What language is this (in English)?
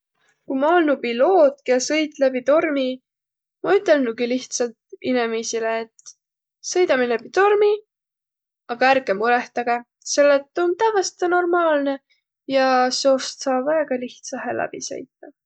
Võro